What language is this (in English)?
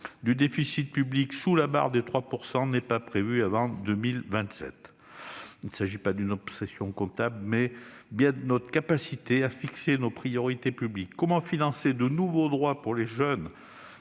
French